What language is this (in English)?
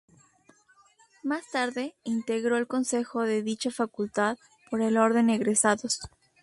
Spanish